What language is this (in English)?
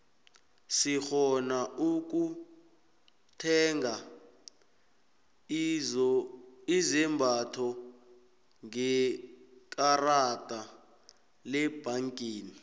South Ndebele